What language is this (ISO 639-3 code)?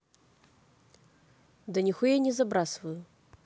rus